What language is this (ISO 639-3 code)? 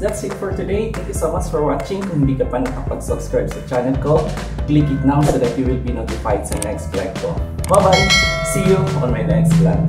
pol